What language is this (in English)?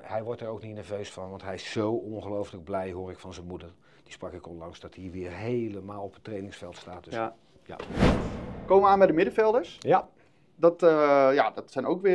Dutch